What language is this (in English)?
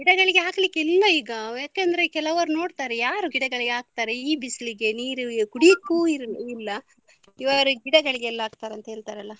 Kannada